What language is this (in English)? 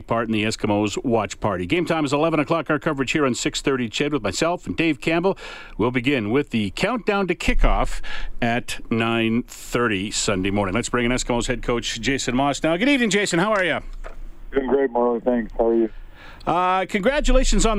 English